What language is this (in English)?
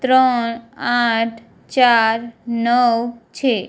Gujarati